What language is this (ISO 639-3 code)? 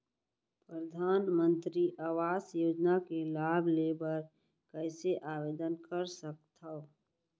hne